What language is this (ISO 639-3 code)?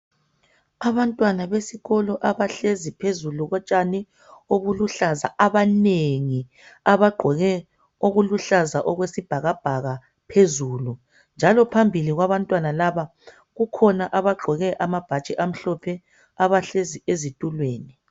nde